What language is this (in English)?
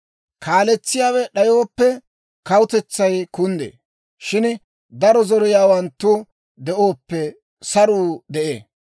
Dawro